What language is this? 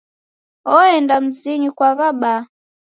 Taita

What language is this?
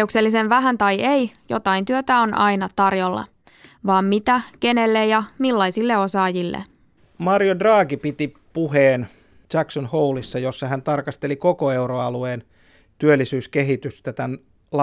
Finnish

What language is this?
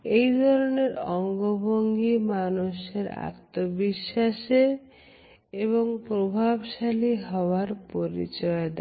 Bangla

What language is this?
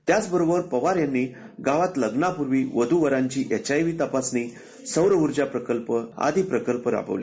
Marathi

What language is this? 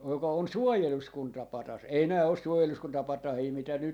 Finnish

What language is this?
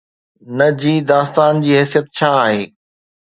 Sindhi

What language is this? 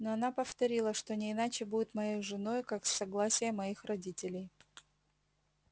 Russian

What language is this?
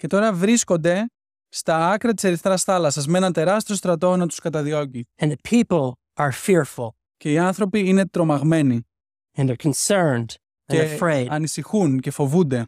Greek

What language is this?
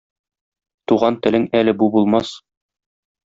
Tatar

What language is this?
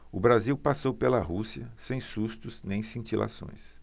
Portuguese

